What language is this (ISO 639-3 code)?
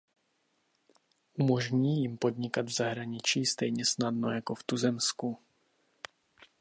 ces